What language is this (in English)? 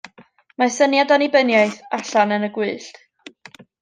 Welsh